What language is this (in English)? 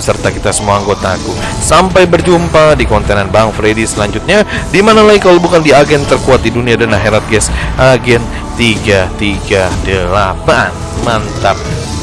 Indonesian